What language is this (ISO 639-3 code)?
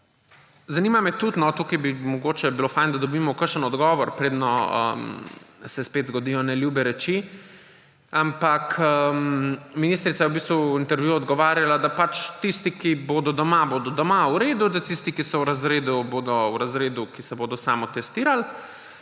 slv